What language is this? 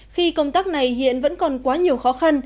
Vietnamese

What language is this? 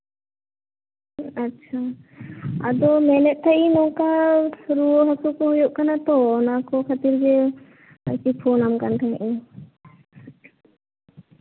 Santali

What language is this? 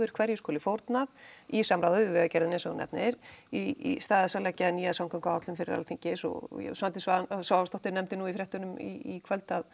Icelandic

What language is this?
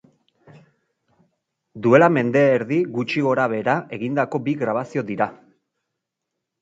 Basque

